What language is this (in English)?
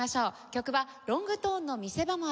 Japanese